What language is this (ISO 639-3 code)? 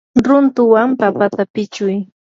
qur